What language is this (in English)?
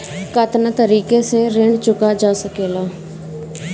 Bhojpuri